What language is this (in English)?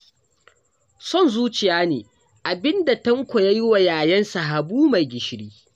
Hausa